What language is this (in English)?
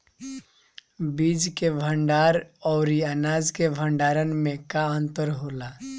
Bhojpuri